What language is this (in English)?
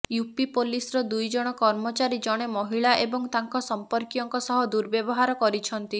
Odia